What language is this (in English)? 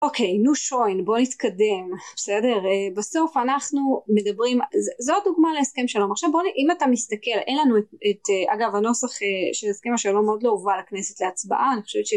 Hebrew